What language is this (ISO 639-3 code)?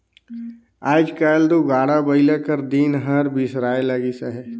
hne